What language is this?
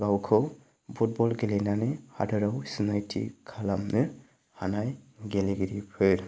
Bodo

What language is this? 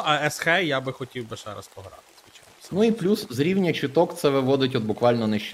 Ukrainian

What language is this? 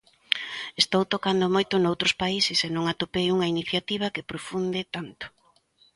Galician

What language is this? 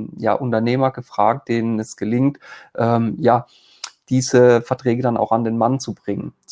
German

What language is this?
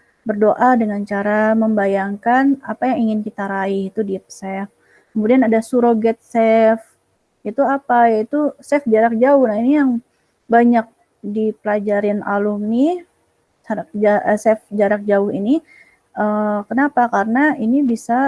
Indonesian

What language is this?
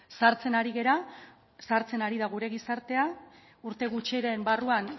Basque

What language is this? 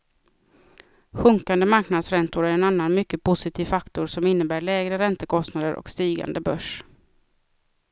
Swedish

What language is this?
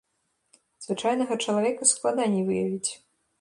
Belarusian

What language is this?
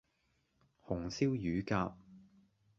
Cantonese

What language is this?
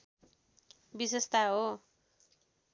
Nepali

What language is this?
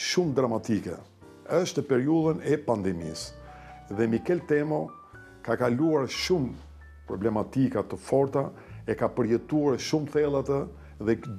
Romanian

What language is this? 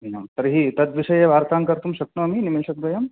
Sanskrit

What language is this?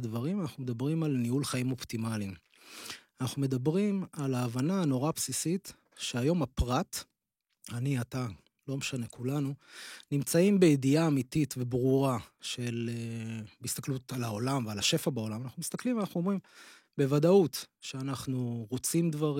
Hebrew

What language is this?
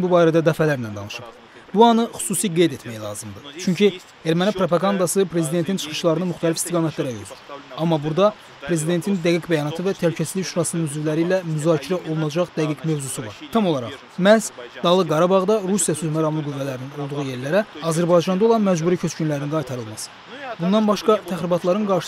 Turkish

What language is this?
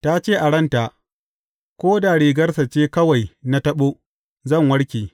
Hausa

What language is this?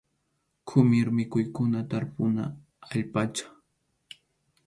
Arequipa-La Unión Quechua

